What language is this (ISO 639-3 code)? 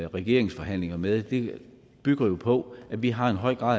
dan